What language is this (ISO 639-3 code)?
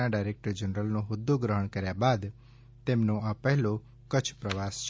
guj